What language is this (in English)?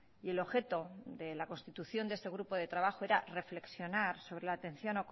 Spanish